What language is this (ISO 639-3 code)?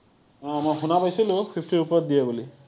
asm